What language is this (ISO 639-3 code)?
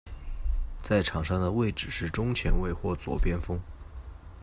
zho